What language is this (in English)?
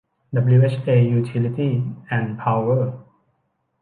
Thai